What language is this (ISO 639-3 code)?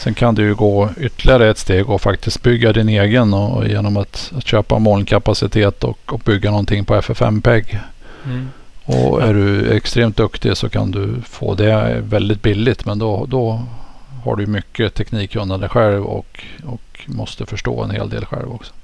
swe